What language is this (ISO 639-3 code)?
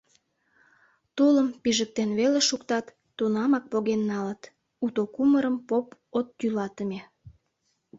chm